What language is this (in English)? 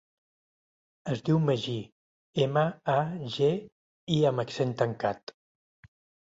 Catalan